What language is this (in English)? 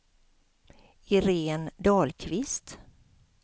Swedish